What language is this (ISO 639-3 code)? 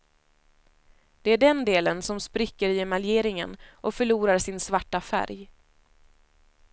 swe